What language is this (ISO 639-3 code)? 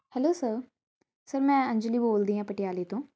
pan